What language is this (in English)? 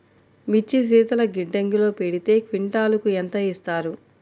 Telugu